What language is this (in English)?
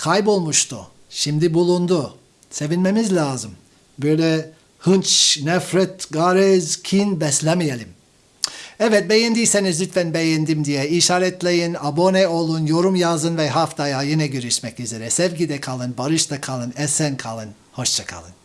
Turkish